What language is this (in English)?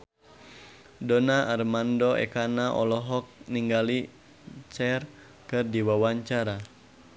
Sundanese